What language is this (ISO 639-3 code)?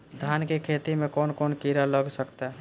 bho